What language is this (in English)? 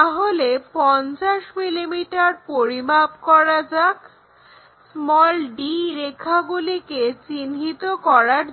Bangla